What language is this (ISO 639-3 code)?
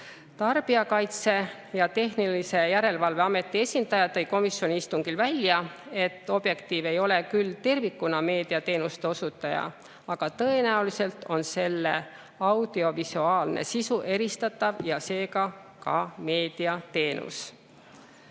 est